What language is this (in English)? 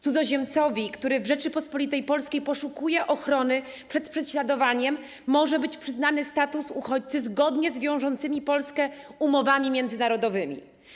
Polish